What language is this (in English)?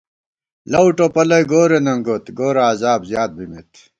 Gawar-Bati